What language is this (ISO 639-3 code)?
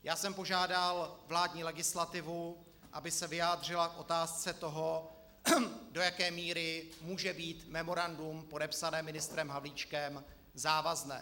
ces